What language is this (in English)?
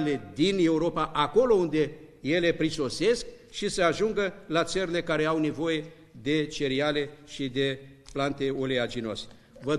Romanian